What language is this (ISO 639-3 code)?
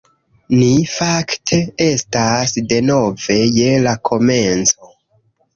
epo